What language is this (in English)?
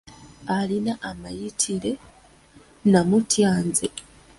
Ganda